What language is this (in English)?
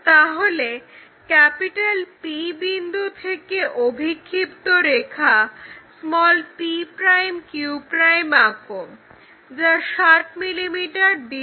Bangla